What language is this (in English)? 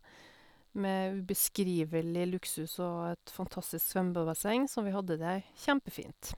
Norwegian